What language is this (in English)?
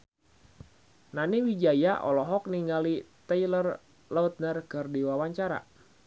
Sundanese